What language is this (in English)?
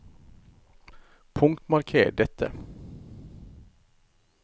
Norwegian